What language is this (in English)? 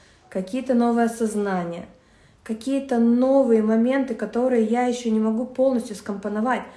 Russian